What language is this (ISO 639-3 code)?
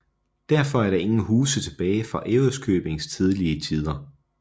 dan